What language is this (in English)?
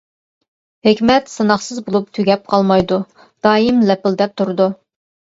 Uyghur